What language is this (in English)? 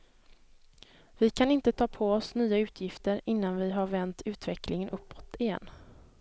Swedish